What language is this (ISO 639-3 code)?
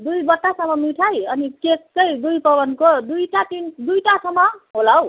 nep